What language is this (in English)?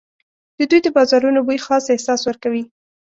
Pashto